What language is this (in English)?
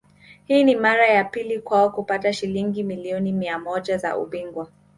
Swahili